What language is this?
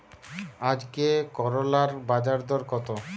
Bangla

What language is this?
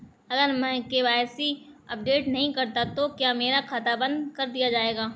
Hindi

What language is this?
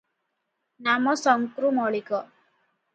Odia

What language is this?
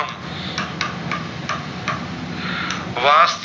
Gujarati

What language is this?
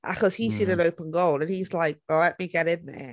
Welsh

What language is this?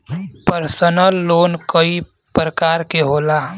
Bhojpuri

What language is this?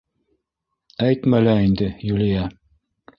Bashkir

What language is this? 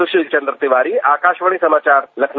Hindi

